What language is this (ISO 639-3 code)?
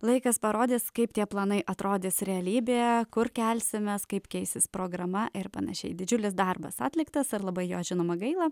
lit